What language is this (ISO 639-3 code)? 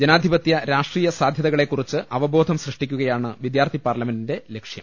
mal